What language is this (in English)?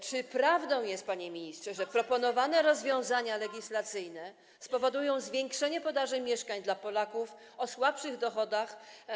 Polish